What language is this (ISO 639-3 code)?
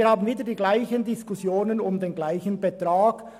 gsw